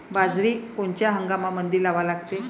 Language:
Marathi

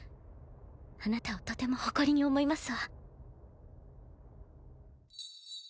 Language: Japanese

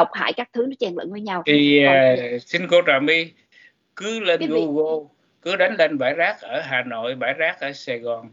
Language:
Vietnamese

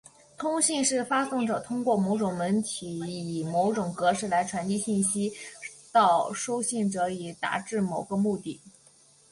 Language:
Chinese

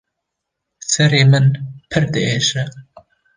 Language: Kurdish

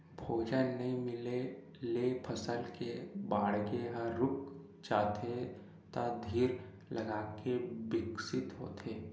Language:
Chhattisgarhi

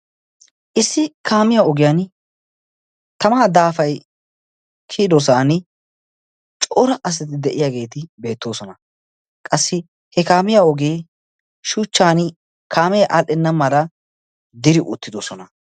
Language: Wolaytta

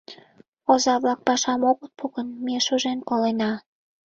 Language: Mari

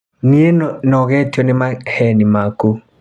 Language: Kikuyu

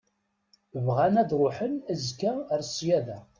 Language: Kabyle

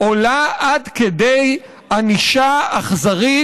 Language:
Hebrew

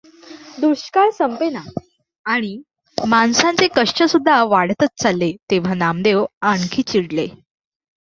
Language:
Marathi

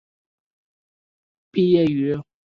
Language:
Chinese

